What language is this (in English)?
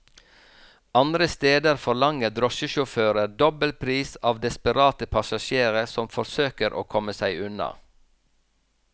Norwegian